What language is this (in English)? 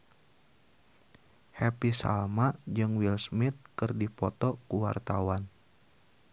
Sundanese